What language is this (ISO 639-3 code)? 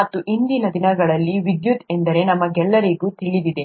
kan